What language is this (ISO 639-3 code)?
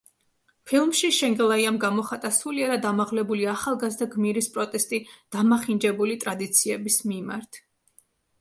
kat